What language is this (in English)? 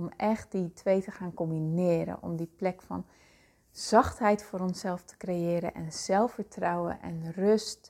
Dutch